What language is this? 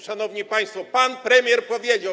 Polish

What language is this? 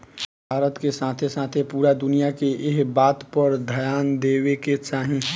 Bhojpuri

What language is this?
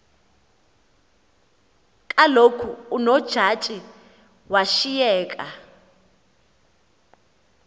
Xhosa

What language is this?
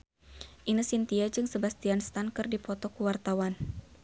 Sundanese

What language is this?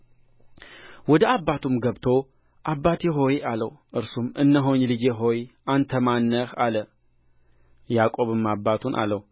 Amharic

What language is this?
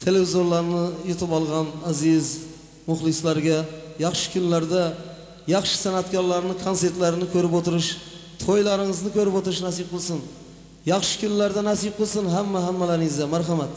Turkish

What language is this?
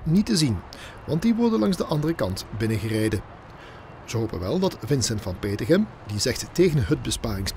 Dutch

